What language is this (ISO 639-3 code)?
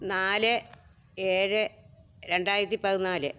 mal